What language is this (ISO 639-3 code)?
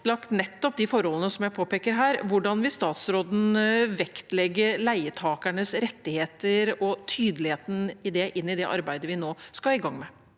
nor